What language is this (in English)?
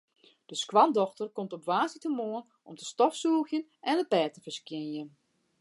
Western Frisian